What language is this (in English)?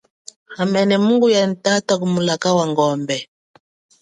Chokwe